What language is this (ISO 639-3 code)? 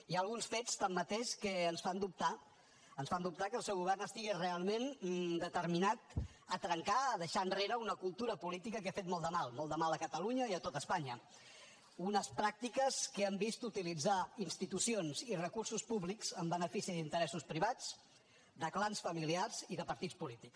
cat